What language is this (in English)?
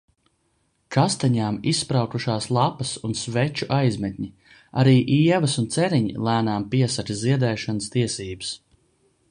Latvian